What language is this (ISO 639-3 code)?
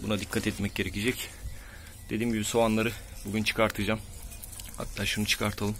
tur